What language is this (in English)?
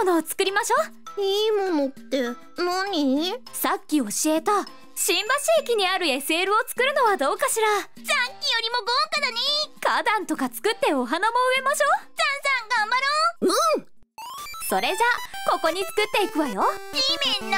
Japanese